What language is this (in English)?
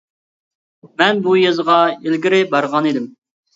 Uyghur